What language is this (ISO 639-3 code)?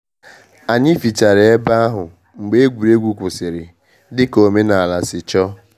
ibo